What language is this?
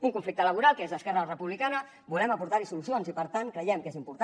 Catalan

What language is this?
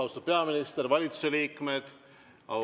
Estonian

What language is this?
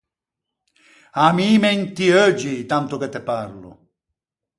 Ligurian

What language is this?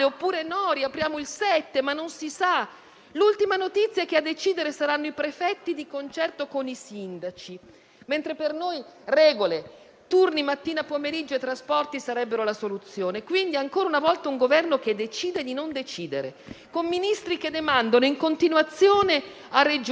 Italian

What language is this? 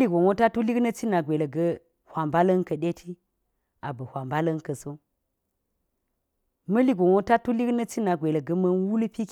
Geji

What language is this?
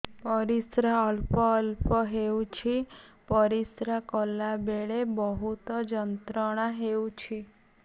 Odia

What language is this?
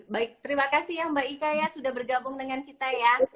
Indonesian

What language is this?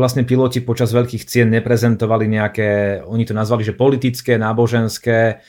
Slovak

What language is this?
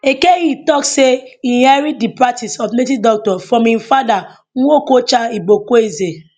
Nigerian Pidgin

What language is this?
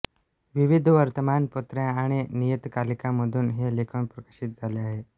Marathi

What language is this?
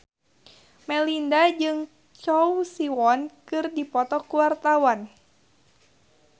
Sundanese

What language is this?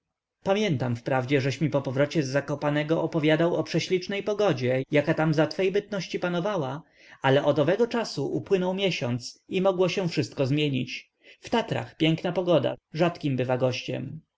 Polish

